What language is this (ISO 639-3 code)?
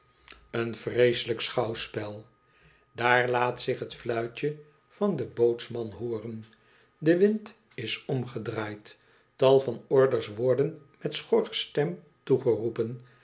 nld